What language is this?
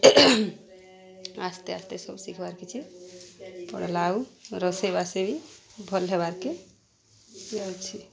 Odia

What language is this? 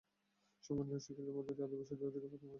Bangla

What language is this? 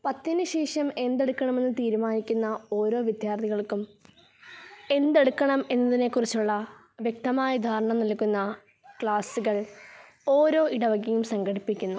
Malayalam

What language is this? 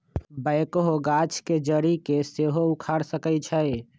Magahi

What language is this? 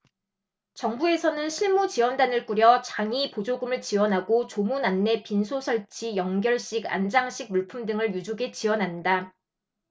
Korean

